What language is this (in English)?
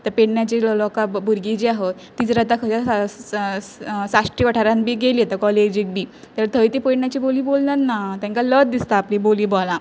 Konkani